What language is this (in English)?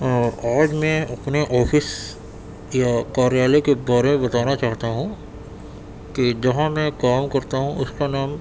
Urdu